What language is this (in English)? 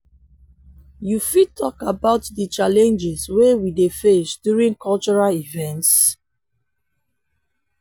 Nigerian Pidgin